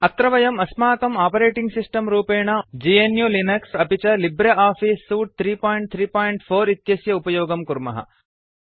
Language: Sanskrit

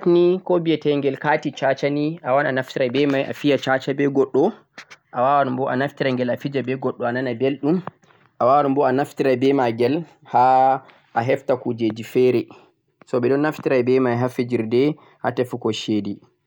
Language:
Central-Eastern Niger Fulfulde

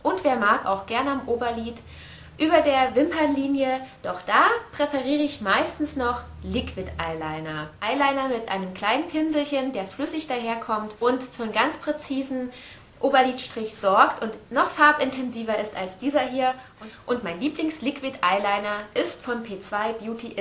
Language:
German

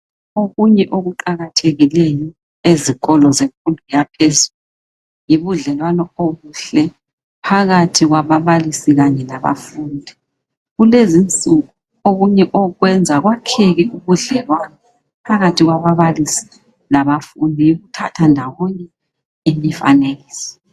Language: North Ndebele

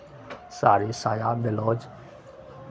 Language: Maithili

